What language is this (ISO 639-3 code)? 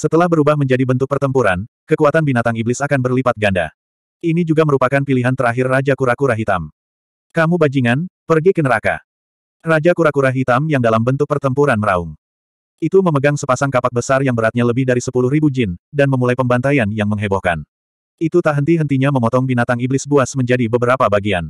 ind